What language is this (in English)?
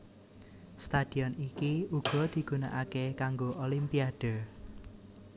Javanese